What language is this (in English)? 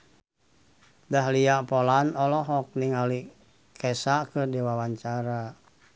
Sundanese